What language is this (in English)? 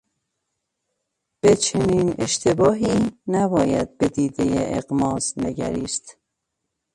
Persian